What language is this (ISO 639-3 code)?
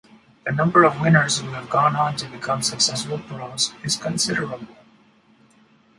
eng